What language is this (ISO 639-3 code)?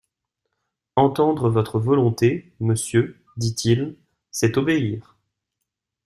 fra